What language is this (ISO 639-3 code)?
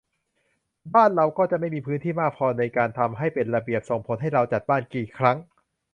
tha